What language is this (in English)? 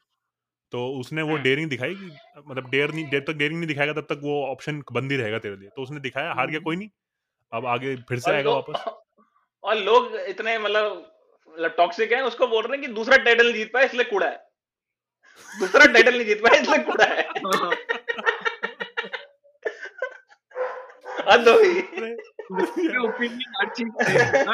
Hindi